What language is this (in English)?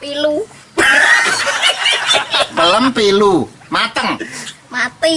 Indonesian